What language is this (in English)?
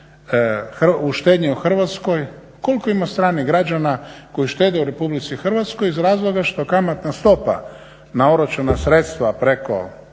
Croatian